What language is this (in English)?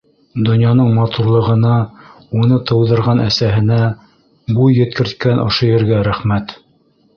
Bashkir